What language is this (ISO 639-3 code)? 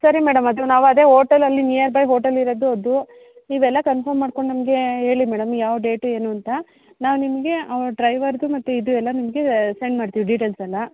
kan